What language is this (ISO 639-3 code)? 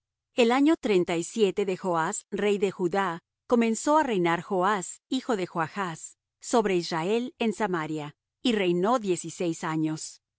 spa